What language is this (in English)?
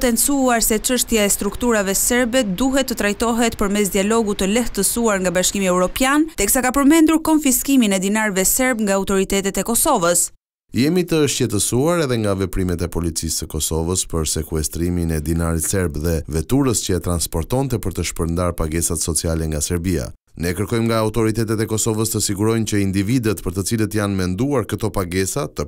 Romanian